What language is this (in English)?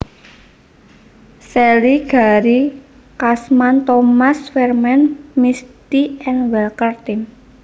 Javanese